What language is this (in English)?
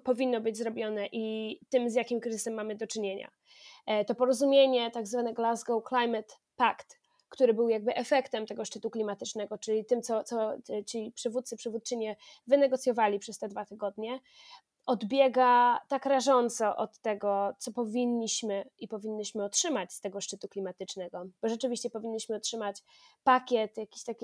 Polish